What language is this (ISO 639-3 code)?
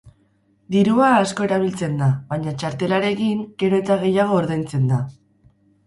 eus